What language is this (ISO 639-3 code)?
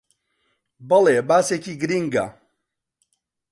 ckb